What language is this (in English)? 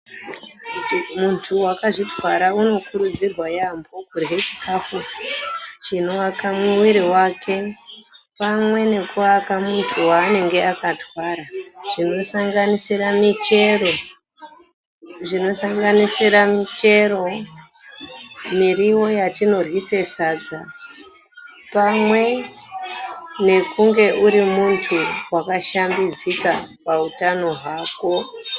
Ndau